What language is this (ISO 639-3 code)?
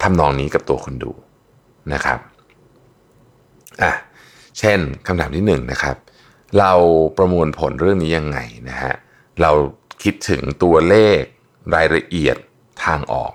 tha